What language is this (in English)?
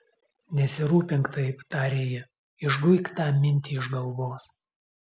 Lithuanian